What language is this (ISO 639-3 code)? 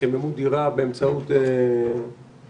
heb